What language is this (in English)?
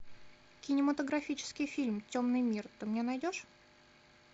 Russian